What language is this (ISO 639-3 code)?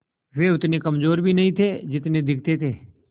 hin